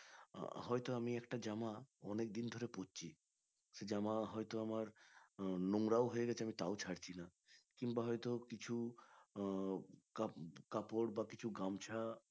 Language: Bangla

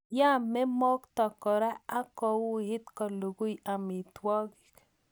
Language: Kalenjin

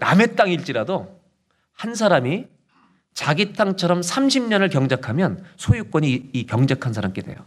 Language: Korean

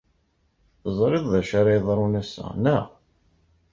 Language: Kabyle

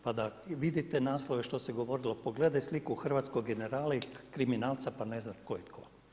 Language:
Croatian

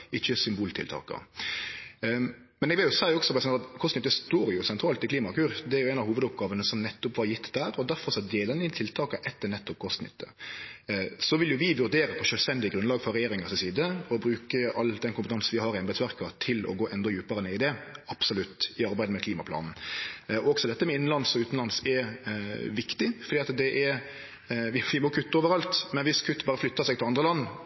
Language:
Norwegian Nynorsk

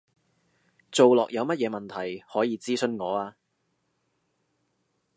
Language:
Cantonese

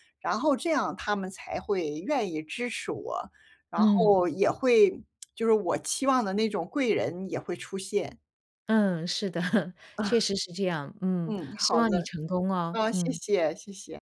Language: Chinese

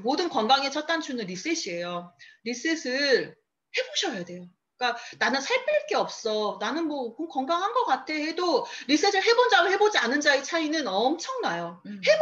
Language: Korean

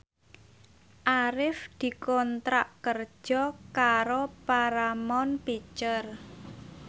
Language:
Javanese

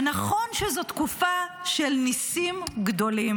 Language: Hebrew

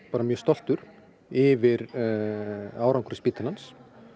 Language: Icelandic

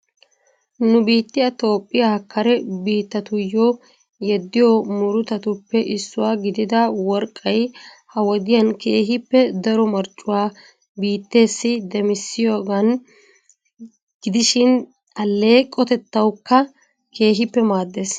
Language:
Wolaytta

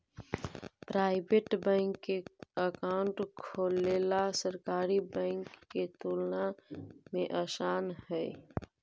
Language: Magahi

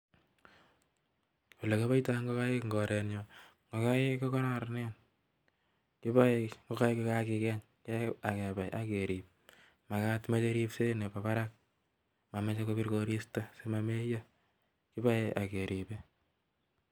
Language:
Kalenjin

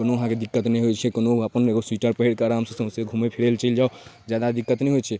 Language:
Maithili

